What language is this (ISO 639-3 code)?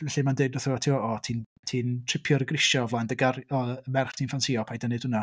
cym